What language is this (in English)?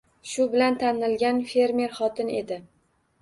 Uzbek